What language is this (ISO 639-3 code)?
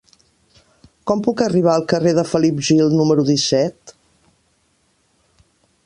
cat